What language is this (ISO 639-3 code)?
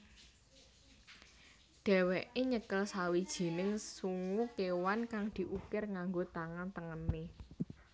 jav